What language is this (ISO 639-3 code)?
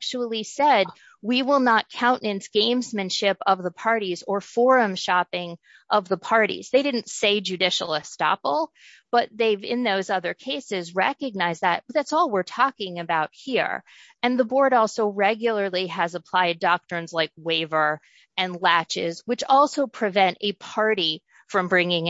eng